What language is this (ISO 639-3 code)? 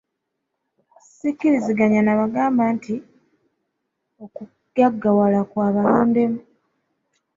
lug